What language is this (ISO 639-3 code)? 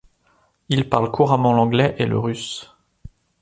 fra